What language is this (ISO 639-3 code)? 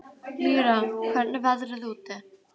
isl